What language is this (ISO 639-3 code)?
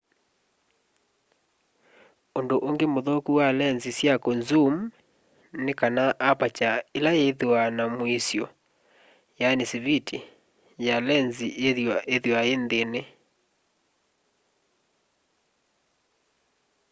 kam